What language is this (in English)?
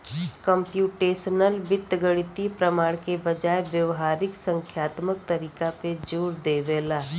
Bhojpuri